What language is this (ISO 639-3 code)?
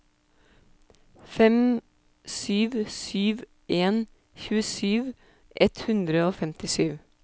nor